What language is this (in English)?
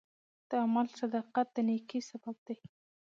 Pashto